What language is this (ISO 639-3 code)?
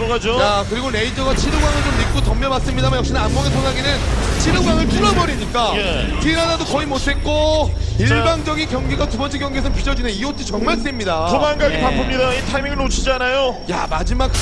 kor